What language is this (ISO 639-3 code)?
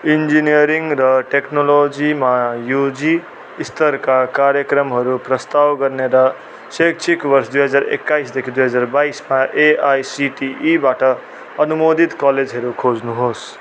nep